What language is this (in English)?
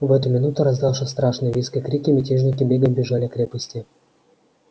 Russian